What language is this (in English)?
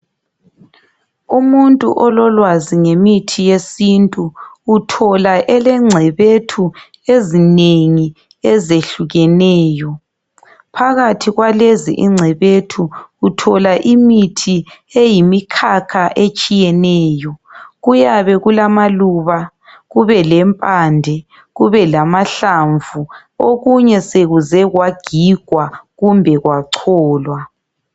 North Ndebele